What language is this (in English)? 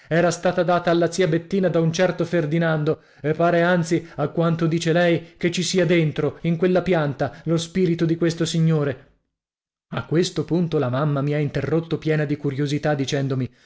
Italian